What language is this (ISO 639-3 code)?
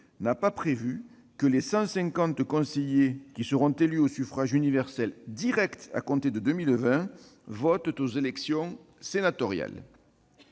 fra